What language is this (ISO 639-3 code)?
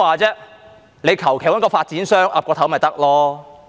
yue